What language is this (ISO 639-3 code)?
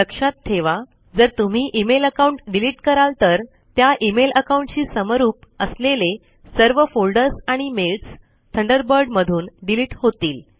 mar